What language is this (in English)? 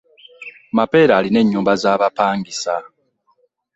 Ganda